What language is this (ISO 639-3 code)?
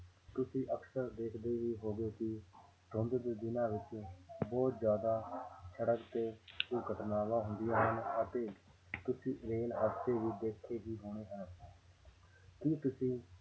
pan